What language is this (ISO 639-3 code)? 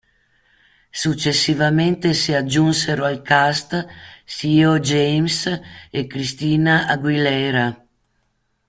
ita